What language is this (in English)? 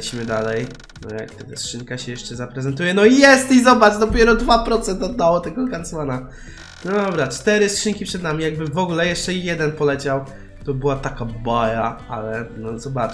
Polish